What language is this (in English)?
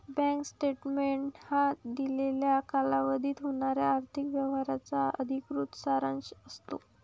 Marathi